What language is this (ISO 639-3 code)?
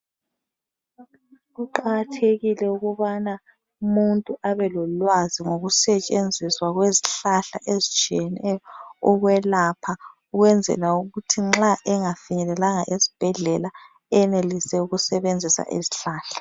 nde